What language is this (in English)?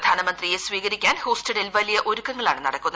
Malayalam